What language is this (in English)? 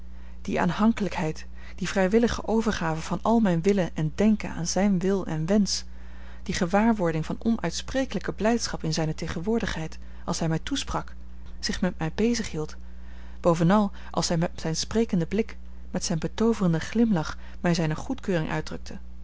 Dutch